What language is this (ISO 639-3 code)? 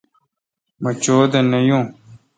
xka